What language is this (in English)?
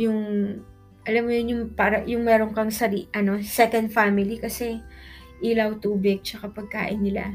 Filipino